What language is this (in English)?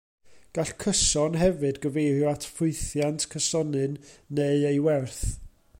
Welsh